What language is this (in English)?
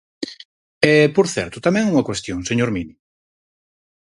Galician